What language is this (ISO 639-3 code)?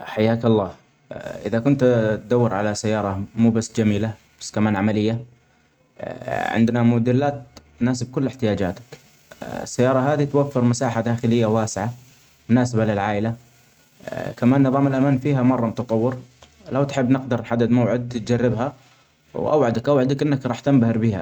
acx